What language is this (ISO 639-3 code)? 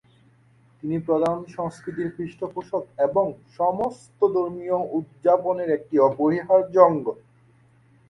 ben